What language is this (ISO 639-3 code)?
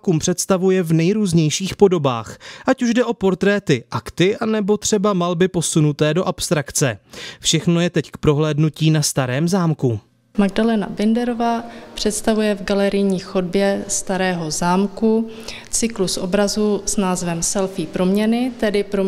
ces